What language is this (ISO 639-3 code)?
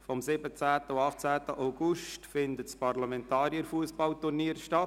gsw